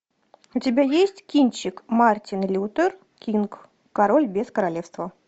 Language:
Russian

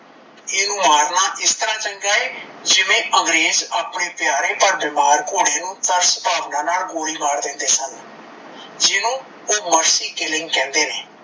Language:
Punjabi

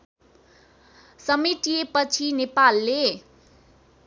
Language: Nepali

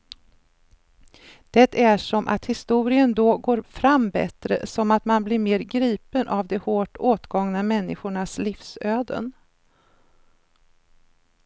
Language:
Swedish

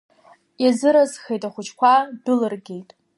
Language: Abkhazian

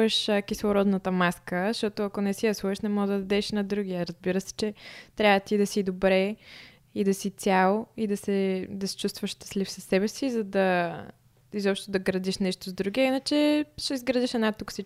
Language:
Bulgarian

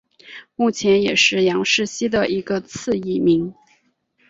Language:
Chinese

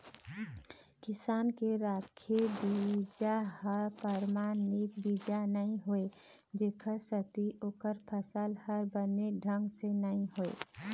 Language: Chhattisgarhi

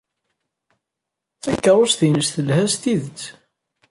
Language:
Kabyle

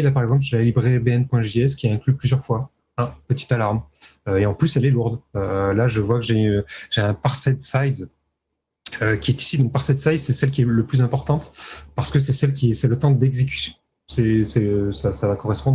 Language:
French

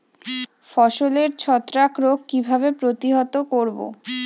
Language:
Bangla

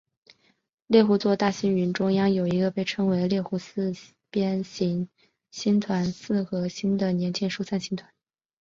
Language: Chinese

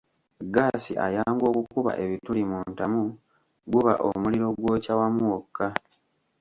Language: Ganda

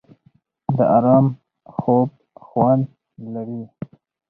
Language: Pashto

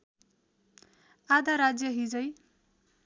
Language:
Nepali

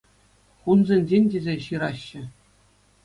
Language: Chuvash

